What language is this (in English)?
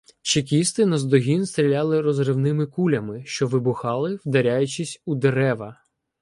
Ukrainian